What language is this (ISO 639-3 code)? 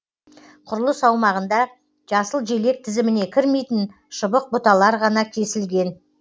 kaz